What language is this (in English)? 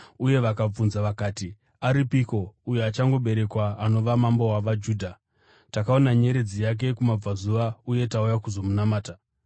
Shona